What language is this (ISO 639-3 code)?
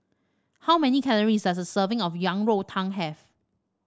eng